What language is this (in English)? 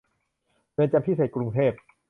Thai